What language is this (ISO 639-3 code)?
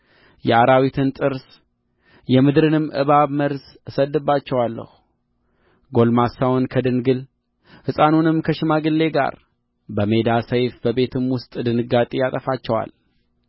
amh